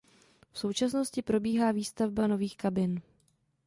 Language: Czech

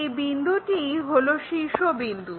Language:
Bangla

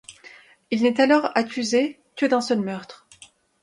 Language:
French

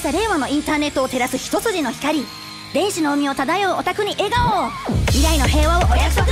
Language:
Japanese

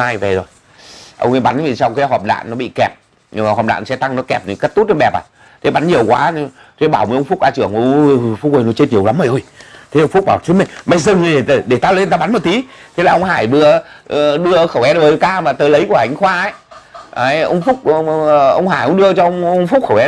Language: Vietnamese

